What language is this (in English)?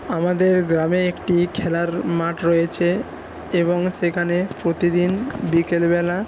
Bangla